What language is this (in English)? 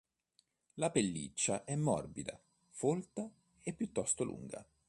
Italian